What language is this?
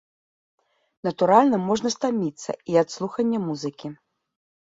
Belarusian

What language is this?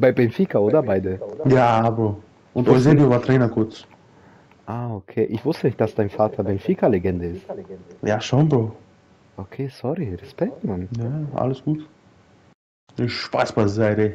German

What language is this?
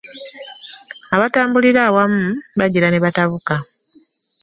Ganda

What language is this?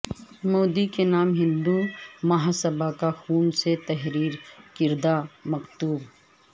Urdu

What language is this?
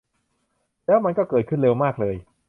Thai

